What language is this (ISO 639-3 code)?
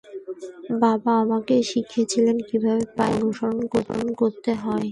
ben